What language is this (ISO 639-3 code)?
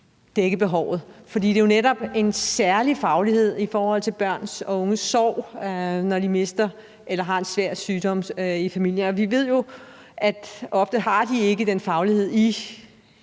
dan